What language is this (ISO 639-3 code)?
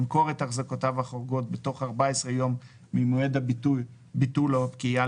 heb